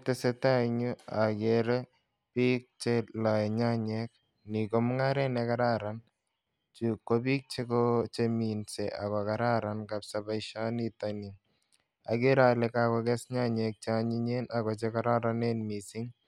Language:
Kalenjin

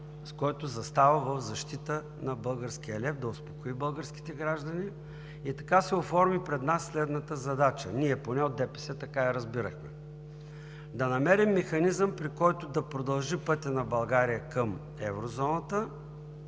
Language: Bulgarian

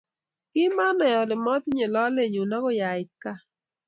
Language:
Kalenjin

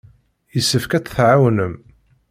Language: Kabyle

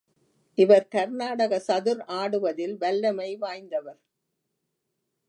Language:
Tamil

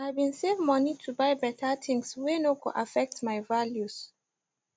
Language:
Nigerian Pidgin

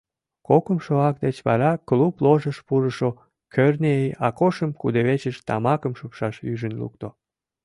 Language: Mari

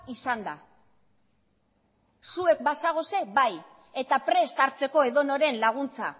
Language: Basque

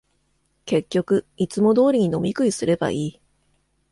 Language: Japanese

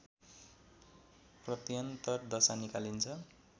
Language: Nepali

